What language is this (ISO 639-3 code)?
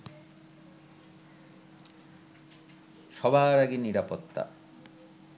ben